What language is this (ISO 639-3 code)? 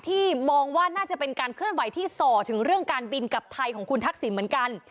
tha